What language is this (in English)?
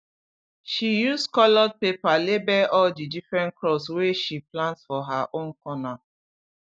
Nigerian Pidgin